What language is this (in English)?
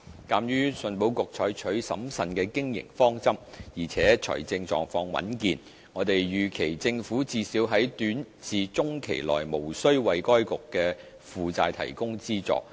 Cantonese